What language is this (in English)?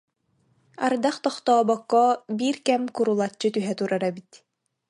Yakut